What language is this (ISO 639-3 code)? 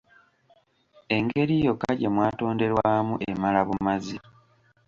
lug